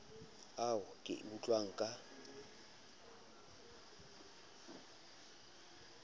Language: Southern Sotho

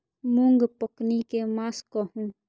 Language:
Maithili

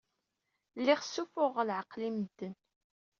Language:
Kabyle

